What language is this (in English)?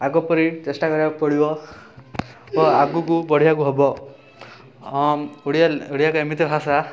Odia